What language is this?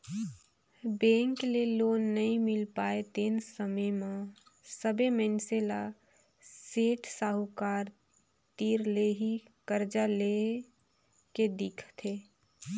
Chhattisgarhi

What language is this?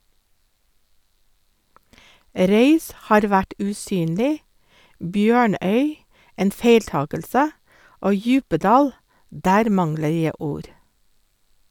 Norwegian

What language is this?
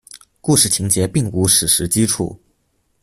Chinese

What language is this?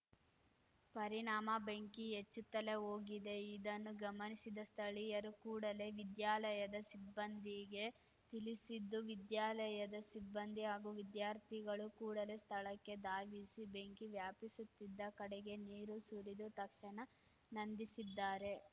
Kannada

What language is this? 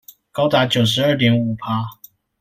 Chinese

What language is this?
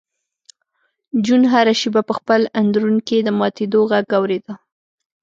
Pashto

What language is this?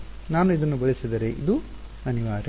Kannada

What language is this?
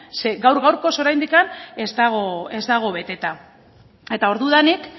Basque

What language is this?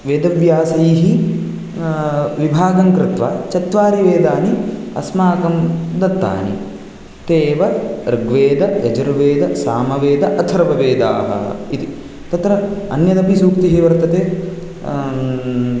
Sanskrit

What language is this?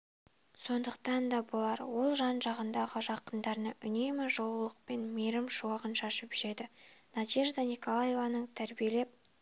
Kazakh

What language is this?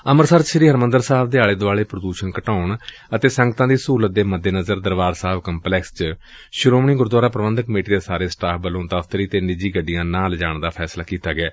Punjabi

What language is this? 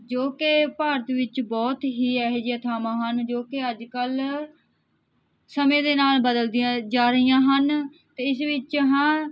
Punjabi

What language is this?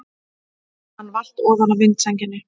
Icelandic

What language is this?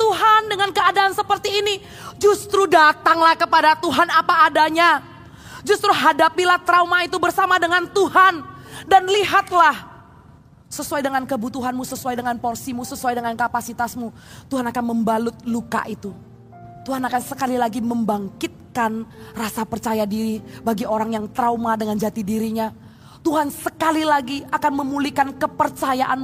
Indonesian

